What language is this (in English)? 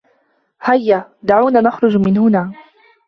Arabic